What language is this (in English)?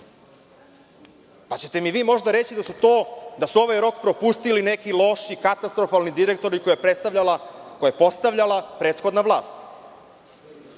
Serbian